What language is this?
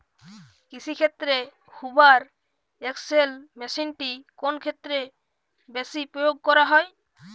Bangla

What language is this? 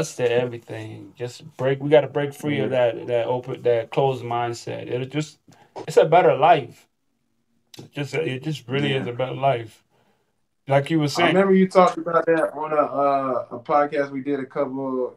English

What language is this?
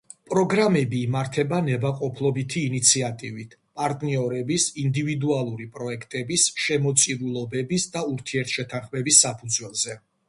Georgian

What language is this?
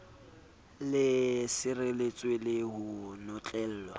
Southern Sotho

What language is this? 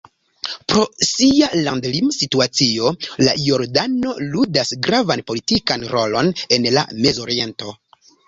Esperanto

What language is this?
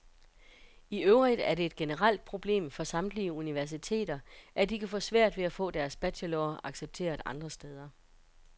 Danish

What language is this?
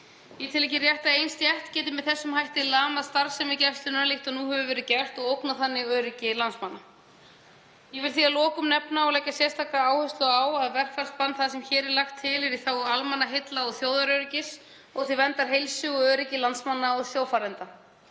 Icelandic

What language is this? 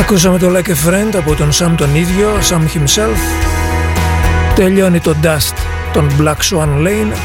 Greek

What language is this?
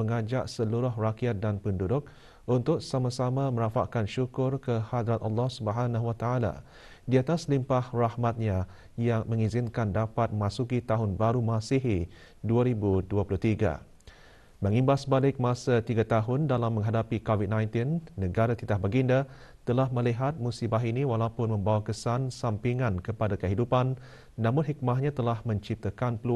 Malay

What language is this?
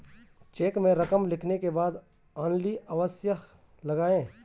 Hindi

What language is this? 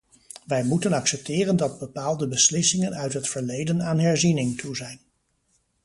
Dutch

